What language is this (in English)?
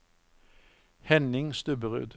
Norwegian